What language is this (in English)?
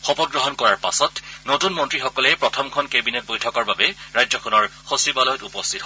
Assamese